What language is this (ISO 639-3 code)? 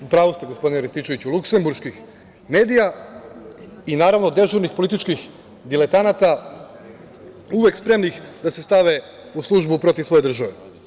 srp